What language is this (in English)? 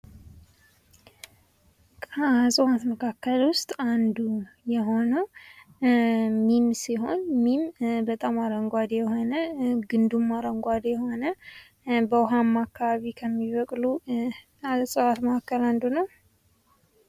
Amharic